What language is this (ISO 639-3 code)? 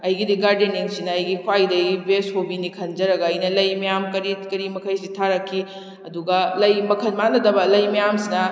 mni